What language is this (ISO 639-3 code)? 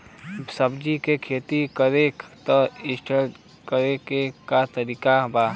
bho